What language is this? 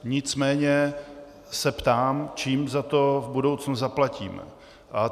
Czech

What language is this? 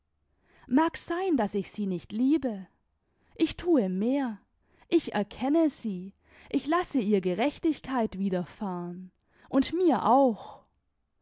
German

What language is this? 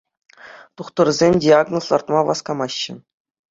Chuvash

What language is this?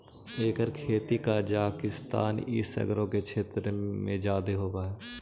Magahi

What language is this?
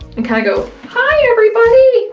English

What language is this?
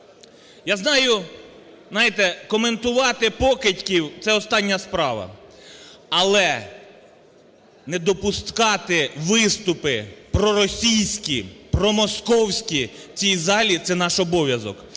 Ukrainian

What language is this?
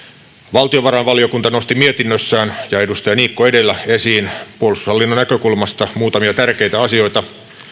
Finnish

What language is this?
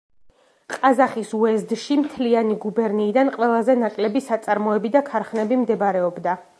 Georgian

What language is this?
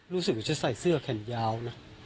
Thai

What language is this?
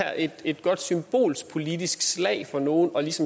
Danish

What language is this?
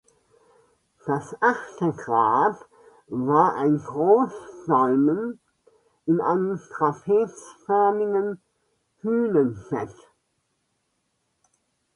German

